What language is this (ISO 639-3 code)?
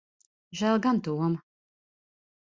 lav